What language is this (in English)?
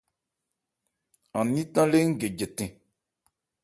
Ebrié